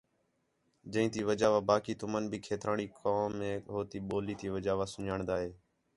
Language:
Khetrani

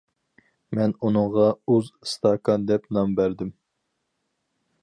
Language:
Uyghur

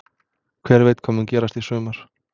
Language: Icelandic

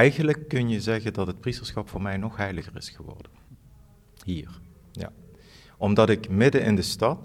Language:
Dutch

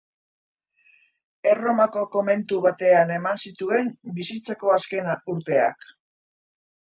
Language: Basque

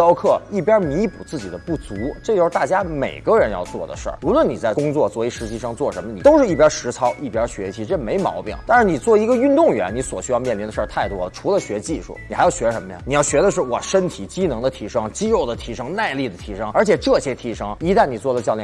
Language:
Chinese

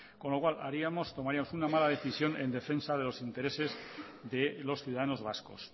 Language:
Spanish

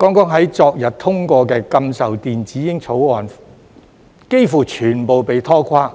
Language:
Cantonese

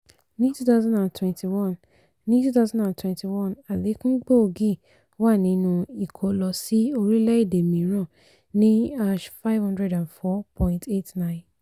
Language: Yoruba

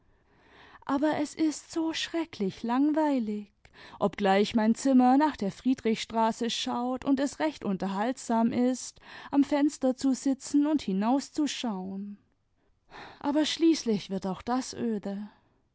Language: German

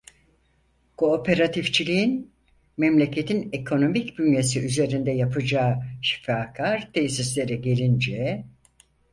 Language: Turkish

